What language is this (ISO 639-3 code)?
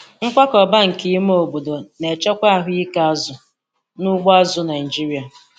ibo